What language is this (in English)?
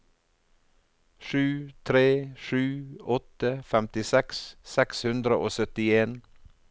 Norwegian